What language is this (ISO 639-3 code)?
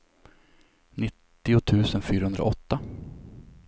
swe